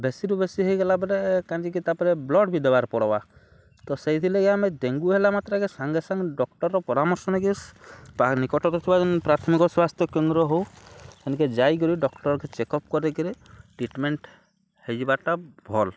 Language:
Odia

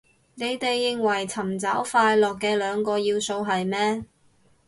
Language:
Cantonese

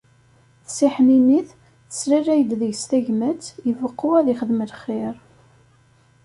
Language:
Kabyle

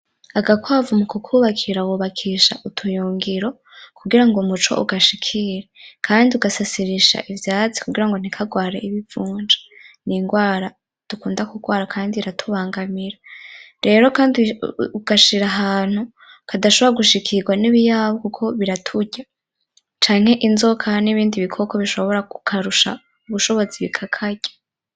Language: Rundi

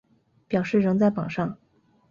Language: Chinese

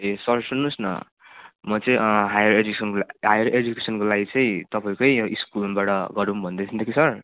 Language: Nepali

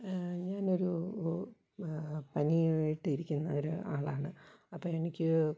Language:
Malayalam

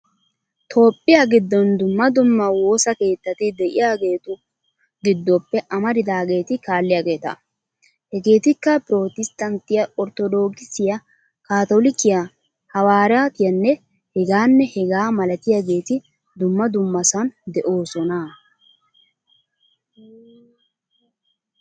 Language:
Wolaytta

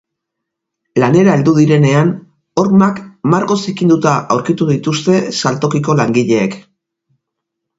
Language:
Basque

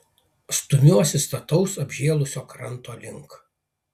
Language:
Lithuanian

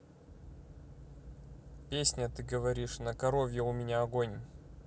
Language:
Russian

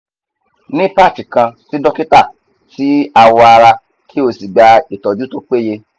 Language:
Yoruba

